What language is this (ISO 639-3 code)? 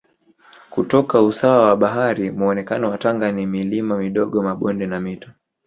swa